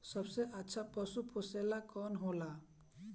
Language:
Bhojpuri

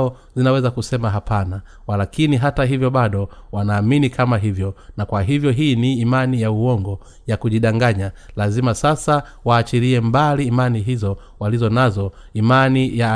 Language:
Swahili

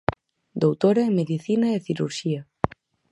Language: Galician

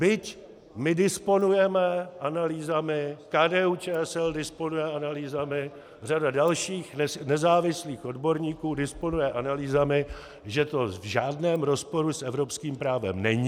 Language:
Czech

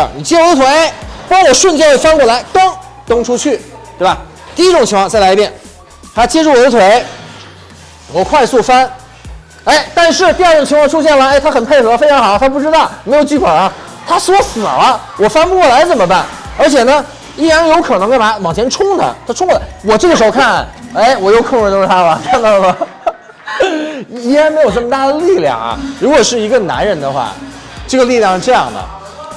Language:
Chinese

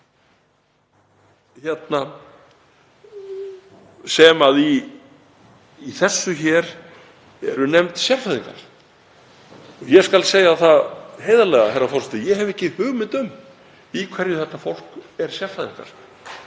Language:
Icelandic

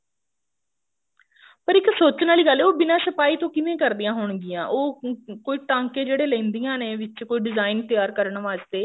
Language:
Punjabi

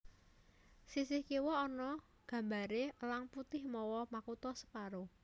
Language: Javanese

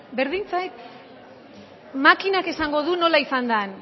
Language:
Basque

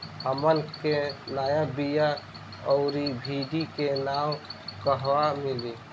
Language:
Bhojpuri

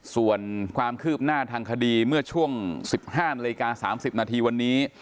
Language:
Thai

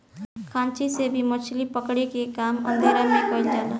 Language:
Bhojpuri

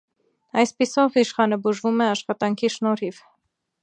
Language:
Armenian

